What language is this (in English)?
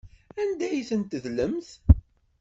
Kabyle